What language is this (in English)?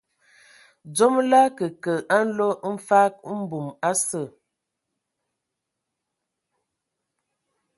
Ewondo